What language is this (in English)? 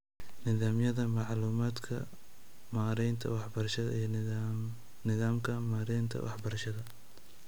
Somali